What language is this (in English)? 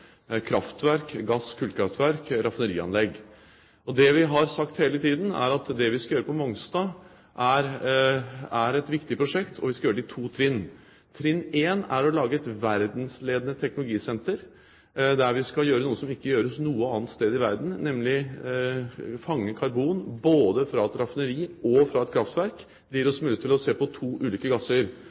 Norwegian Bokmål